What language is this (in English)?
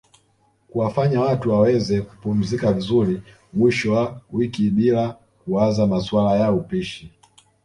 Swahili